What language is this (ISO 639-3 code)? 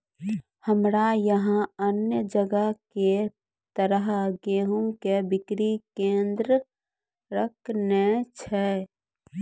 mai